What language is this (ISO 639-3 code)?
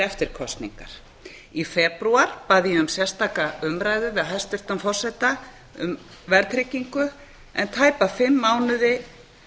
isl